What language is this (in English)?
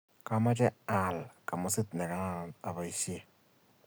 Kalenjin